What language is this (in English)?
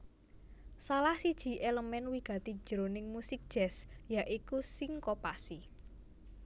Javanese